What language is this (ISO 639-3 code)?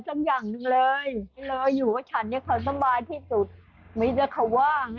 tha